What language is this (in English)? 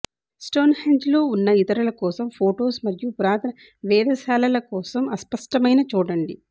Telugu